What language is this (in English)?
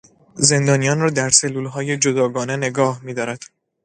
Persian